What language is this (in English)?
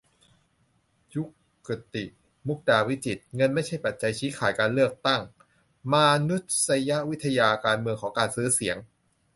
Thai